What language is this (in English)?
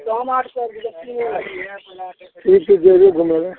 Maithili